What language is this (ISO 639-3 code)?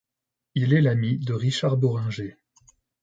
fra